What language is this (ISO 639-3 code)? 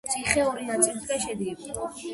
kat